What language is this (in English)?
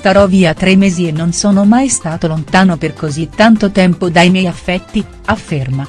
Italian